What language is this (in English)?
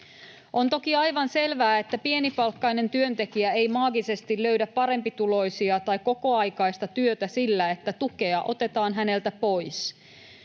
Finnish